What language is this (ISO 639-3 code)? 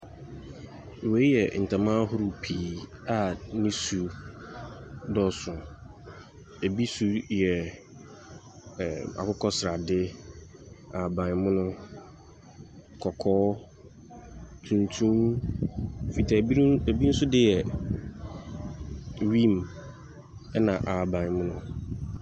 aka